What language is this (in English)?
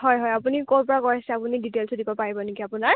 Assamese